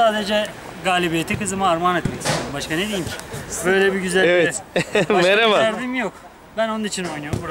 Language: Turkish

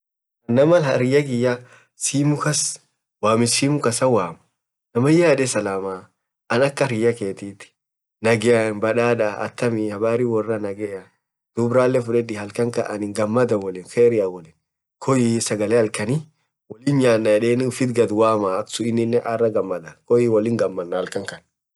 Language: Orma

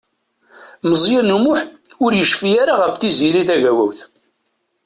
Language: Kabyle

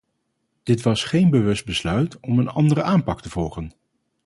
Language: Dutch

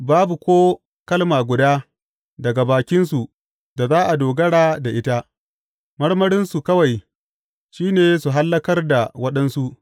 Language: Hausa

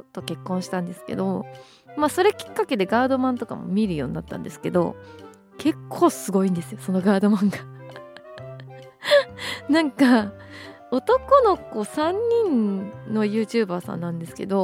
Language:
Japanese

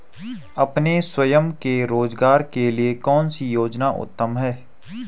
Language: Hindi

